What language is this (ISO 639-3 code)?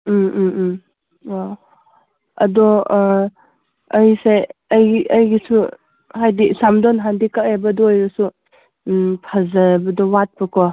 mni